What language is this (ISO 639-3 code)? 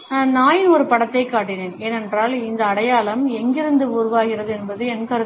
tam